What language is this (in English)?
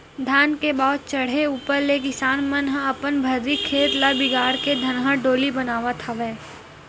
Chhattisgarhi